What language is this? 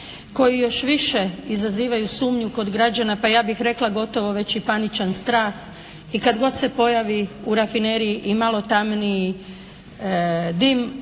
Croatian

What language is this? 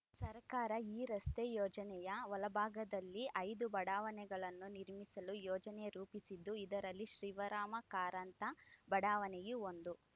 Kannada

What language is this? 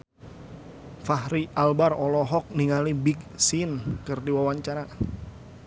Sundanese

